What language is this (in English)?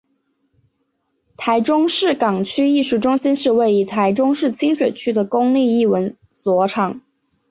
Chinese